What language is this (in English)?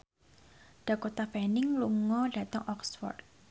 Javanese